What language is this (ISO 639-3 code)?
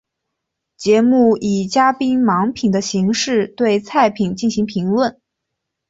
zho